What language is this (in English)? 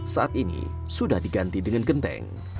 Indonesian